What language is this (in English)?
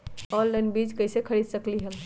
Magahi